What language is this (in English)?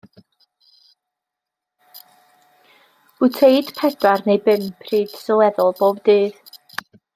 Welsh